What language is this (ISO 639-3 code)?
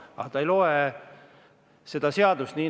est